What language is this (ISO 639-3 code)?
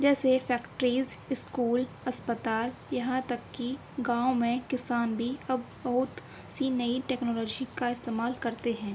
urd